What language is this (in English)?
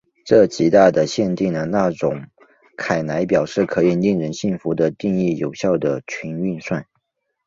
Chinese